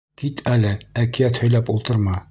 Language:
Bashkir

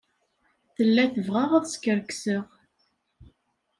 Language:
Kabyle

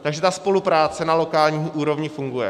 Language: Czech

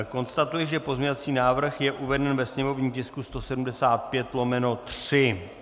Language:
Czech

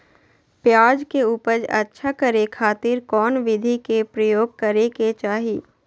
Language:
Magahi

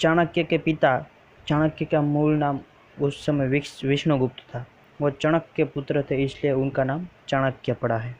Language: Hindi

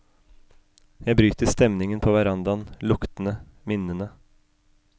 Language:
Norwegian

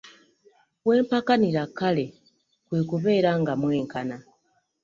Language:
Ganda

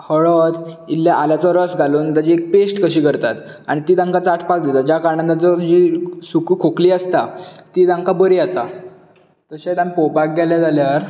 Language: Konkani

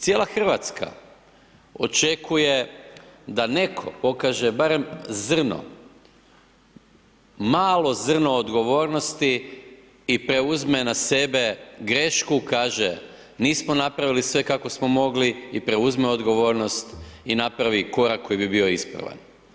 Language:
Croatian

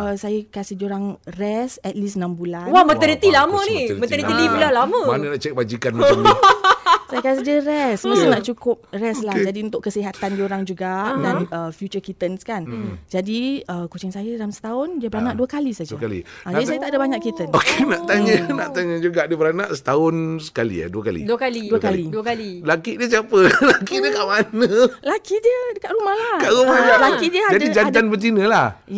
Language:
Malay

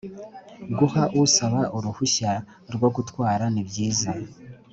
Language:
Kinyarwanda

